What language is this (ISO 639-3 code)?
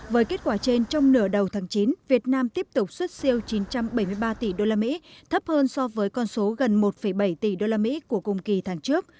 vie